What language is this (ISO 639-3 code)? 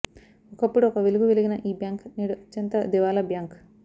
tel